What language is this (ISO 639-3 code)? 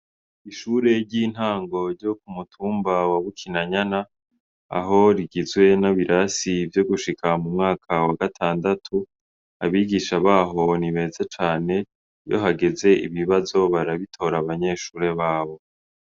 run